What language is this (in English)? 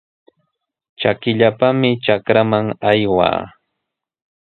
Sihuas Ancash Quechua